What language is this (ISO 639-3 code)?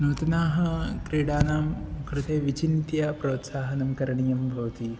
san